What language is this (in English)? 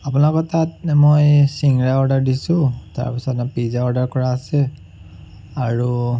Assamese